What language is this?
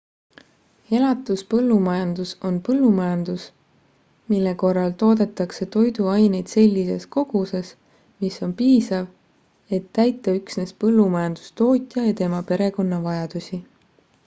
Estonian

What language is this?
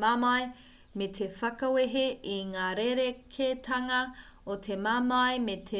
Māori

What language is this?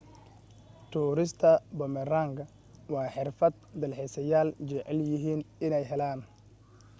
Somali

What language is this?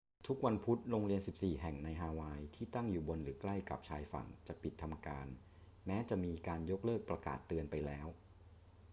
Thai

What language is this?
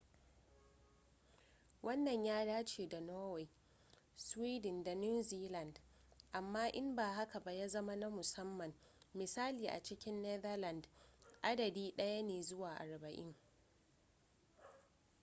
Hausa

